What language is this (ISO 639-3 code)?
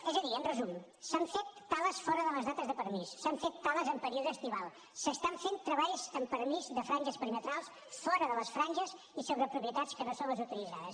cat